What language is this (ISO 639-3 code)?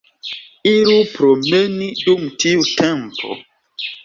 epo